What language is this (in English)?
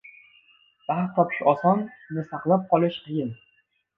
Uzbek